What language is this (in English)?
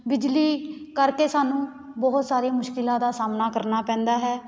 Punjabi